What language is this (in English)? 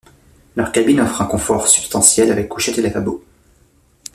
French